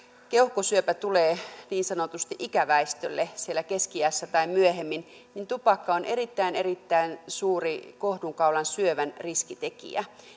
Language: Finnish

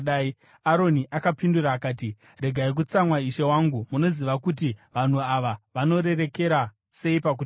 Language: Shona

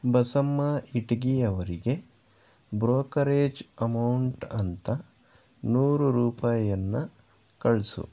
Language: Kannada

